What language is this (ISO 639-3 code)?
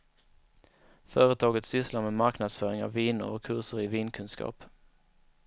swe